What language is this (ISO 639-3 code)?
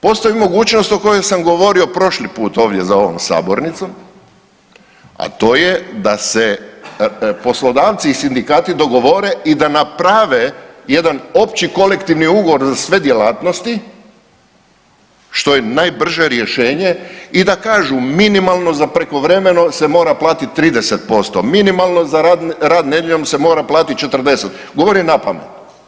hrv